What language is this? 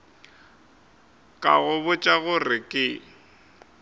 Northern Sotho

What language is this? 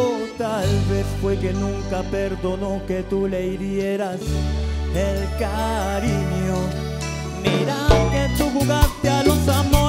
Spanish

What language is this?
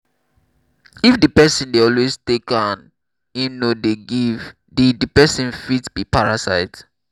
Nigerian Pidgin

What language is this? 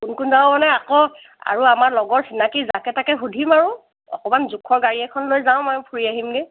Assamese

